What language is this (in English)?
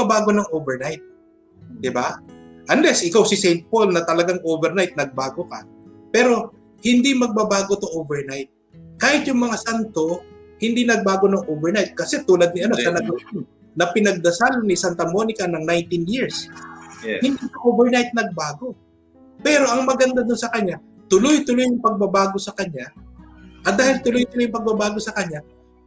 Filipino